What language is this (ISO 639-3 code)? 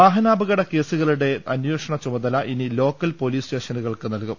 mal